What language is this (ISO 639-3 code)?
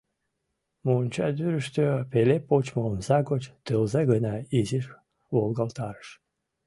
chm